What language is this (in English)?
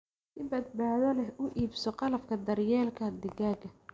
Somali